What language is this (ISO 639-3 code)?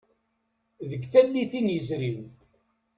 kab